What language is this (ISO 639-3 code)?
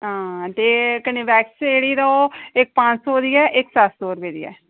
doi